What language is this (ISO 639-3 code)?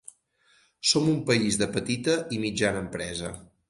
cat